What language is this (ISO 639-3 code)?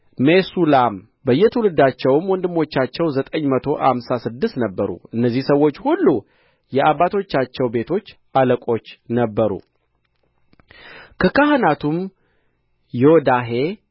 amh